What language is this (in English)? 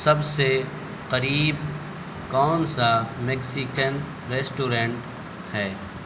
Urdu